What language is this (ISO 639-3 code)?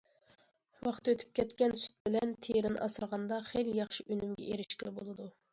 uig